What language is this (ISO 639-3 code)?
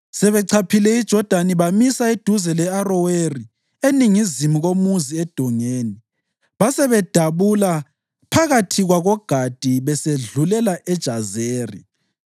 nde